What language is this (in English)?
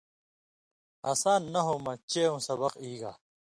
Indus Kohistani